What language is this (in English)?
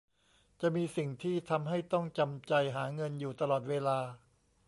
Thai